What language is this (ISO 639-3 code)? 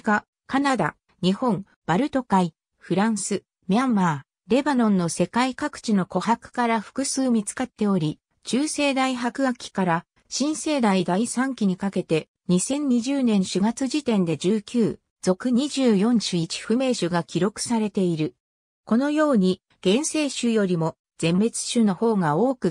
jpn